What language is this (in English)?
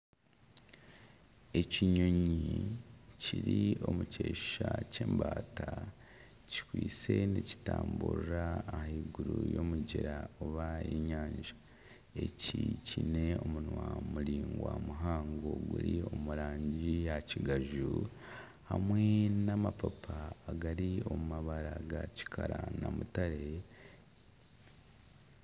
Nyankole